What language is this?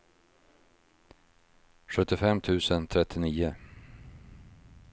Swedish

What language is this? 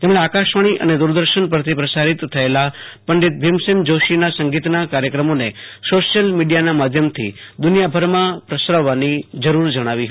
Gujarati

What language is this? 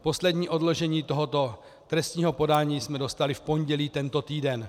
Czech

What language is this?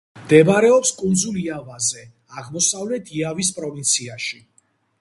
Georgian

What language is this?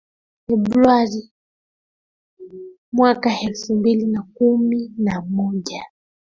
Swahili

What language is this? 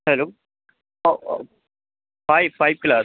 Hindi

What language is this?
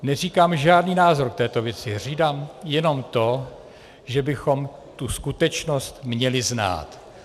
Czech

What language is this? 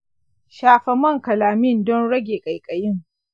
Hausa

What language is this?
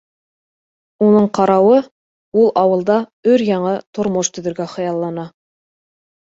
Bashkir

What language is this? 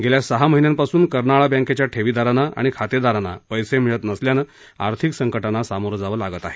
Marathi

